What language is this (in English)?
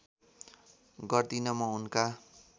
Nepali